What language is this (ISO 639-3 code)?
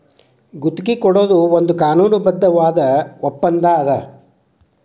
kan